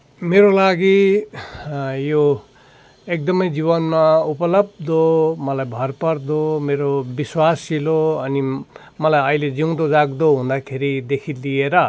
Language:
Nepali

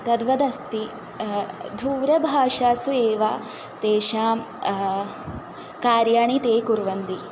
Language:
Sanskrit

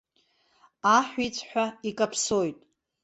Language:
Abkhazian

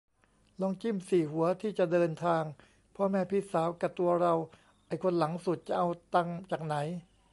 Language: Thai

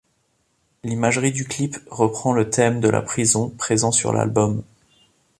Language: French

